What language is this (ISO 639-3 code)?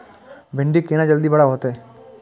mai